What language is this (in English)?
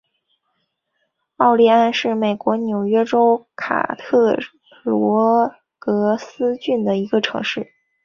Chinese